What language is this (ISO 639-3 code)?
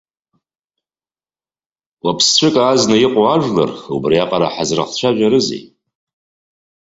abk